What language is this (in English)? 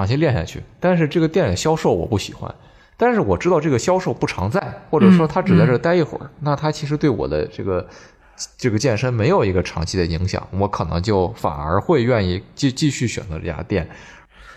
Chinese